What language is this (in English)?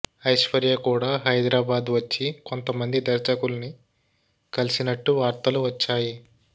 Telugu